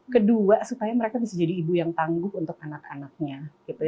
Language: Indonesian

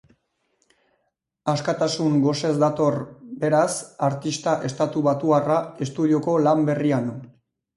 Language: Basque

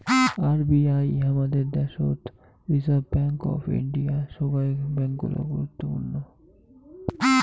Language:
Bangla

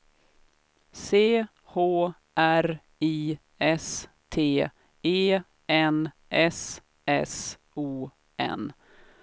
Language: Swedish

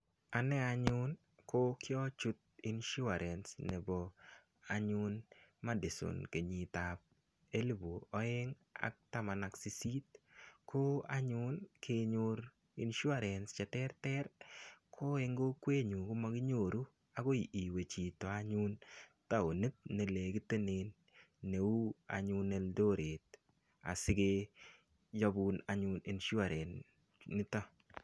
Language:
Kalenjin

